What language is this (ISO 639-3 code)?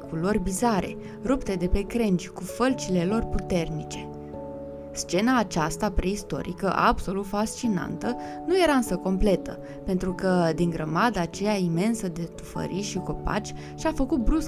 ron